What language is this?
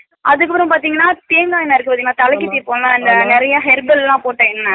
Tamil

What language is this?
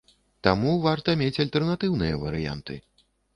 Belarusian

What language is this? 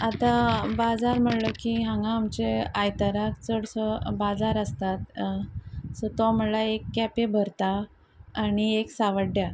Konkani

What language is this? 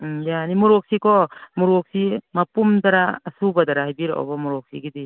Manipuri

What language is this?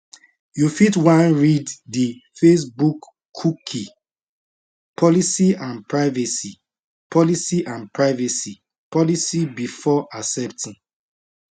Nigerian Pidgin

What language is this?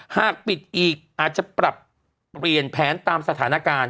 Thai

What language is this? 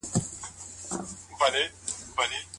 Pashto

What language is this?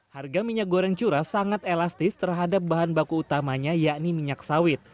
Indonesian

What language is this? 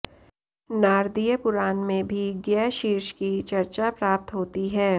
Sanskrit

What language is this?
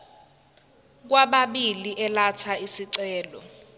Zulu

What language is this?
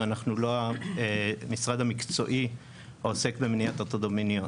Hebrew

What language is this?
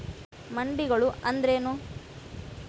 Kannada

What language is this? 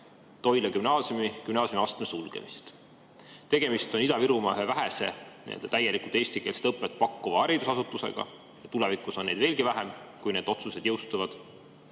Estonian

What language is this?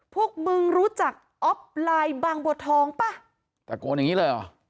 Thai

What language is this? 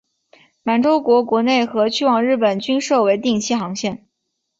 Chinese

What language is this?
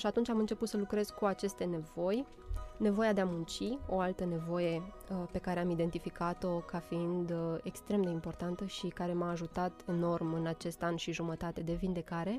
Romanian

